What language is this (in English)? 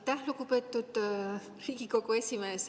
Estonian